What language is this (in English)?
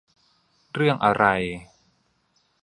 Thai